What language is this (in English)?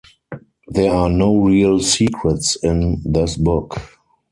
English